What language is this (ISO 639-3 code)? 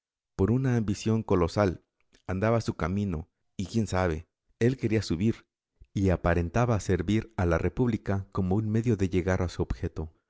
spa